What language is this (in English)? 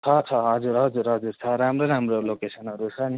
Nepali